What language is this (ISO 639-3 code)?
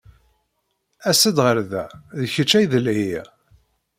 kab